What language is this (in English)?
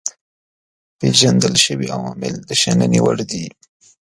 Pashto